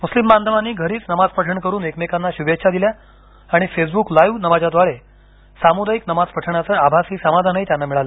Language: Marathi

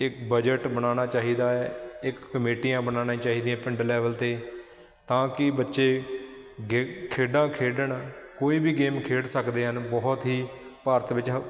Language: Punjabi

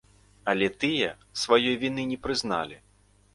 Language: Belarusian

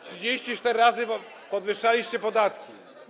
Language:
Polish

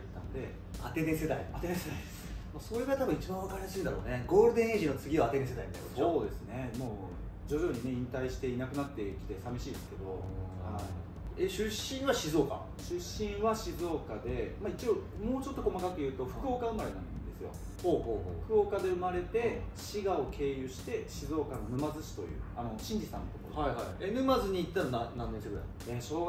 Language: Japanese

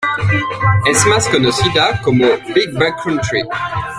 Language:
Spanish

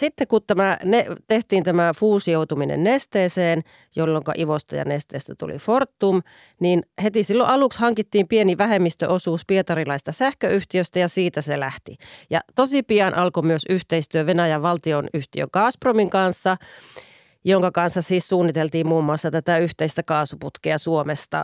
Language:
Finnish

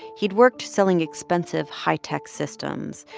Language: English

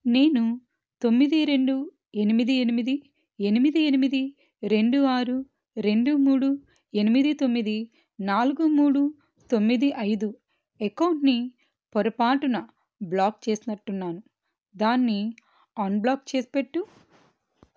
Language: Telugu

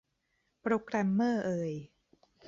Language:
Thai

